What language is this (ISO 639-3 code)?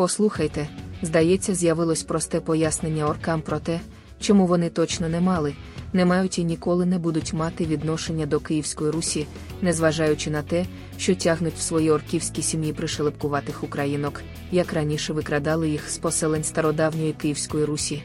ukr